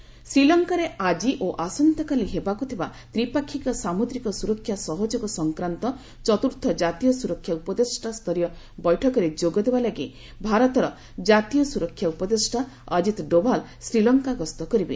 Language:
Odia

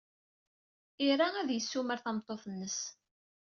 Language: Kabyle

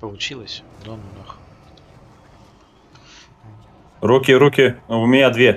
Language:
Russian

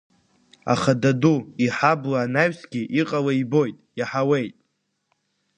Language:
Abkhazian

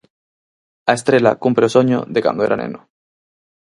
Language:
Galician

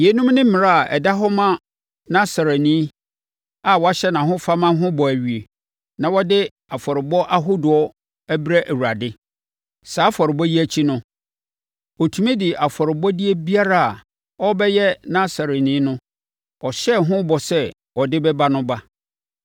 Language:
Akan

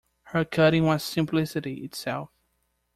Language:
English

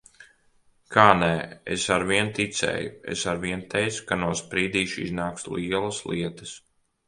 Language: Latvian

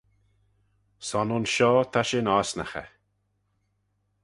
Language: Manx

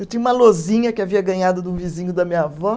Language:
Portuguese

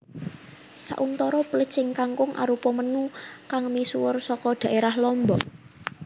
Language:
Javanese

